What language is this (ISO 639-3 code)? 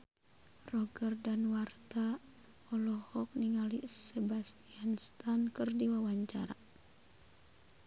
sun